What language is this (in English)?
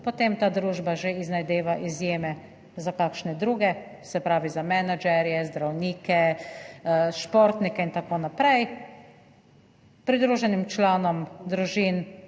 Slovenian